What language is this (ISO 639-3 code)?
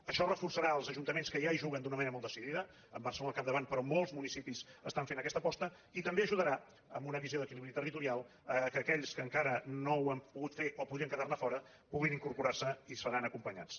cat